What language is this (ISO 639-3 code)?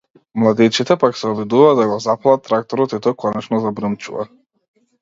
mkd